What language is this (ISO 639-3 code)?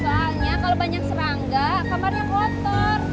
ind